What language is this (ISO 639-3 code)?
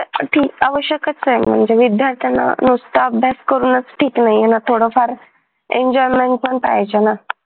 mar